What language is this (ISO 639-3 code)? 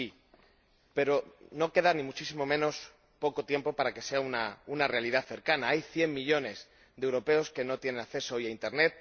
spa